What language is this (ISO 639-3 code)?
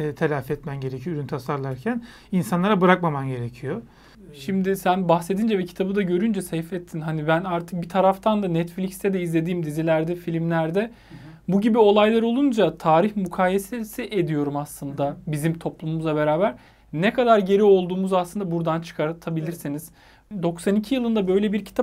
tur